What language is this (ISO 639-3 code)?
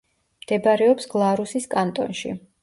kat